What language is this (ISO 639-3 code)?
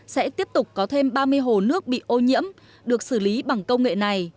vie